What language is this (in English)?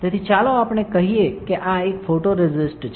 Gujarati